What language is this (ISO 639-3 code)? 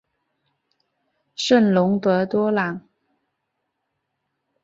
zho